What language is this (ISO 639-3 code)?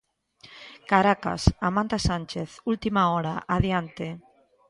glg